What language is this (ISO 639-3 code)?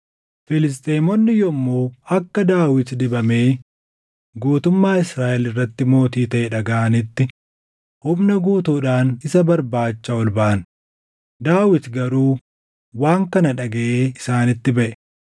orm